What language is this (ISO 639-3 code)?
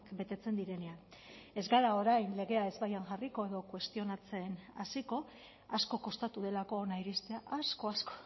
eus